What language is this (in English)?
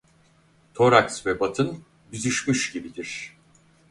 Turkish